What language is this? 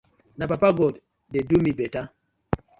Nigerian Pidgin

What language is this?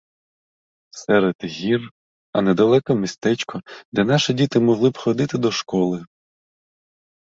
Ukrainian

